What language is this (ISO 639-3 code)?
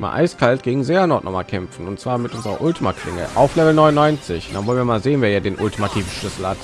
deu